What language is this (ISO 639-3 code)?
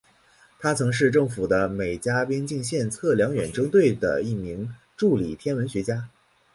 zho